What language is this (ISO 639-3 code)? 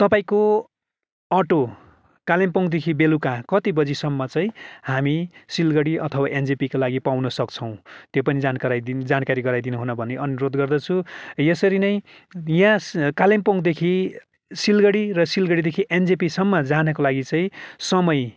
nep